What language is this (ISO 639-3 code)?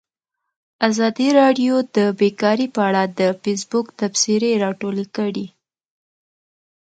pus